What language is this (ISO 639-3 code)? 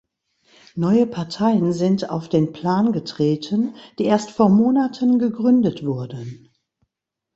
deu